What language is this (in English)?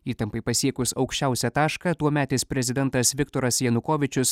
Lithuanian